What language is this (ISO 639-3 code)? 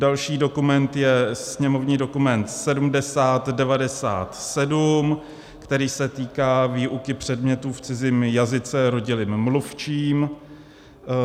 ces